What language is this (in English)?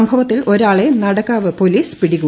Malayalam